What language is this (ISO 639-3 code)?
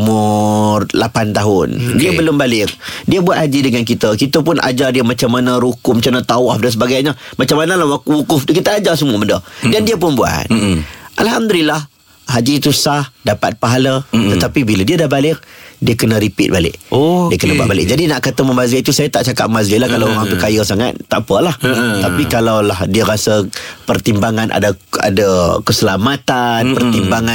msa